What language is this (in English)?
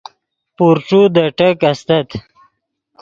Yidgha